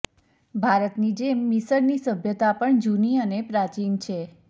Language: Gujarati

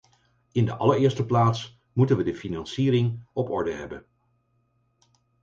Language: Dutch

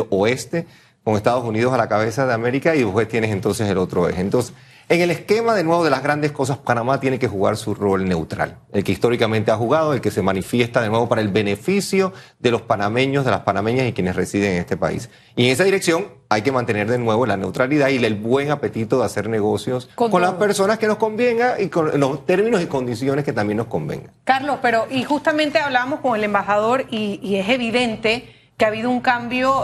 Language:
Spanish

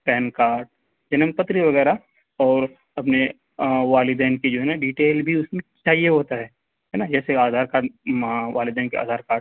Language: Urdu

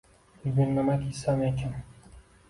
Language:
Uzbek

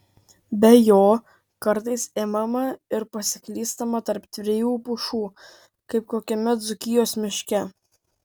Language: Lithuanian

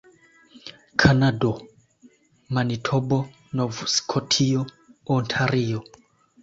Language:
Esperanto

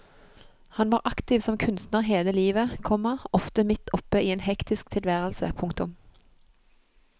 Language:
Norwegian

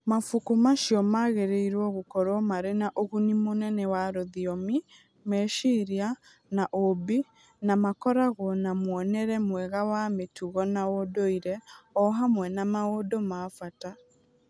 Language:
Kikuyu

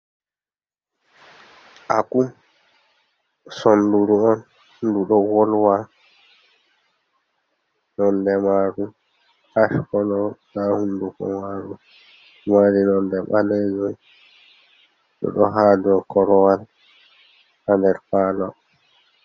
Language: Fula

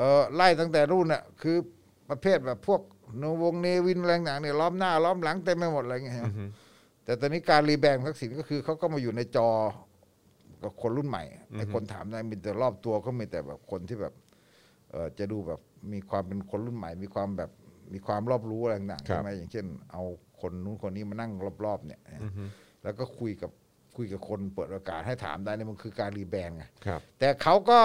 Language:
Thai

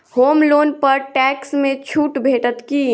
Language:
Maithili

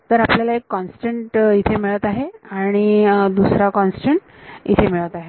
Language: Marathi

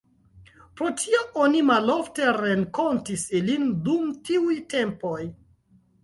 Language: Esperanto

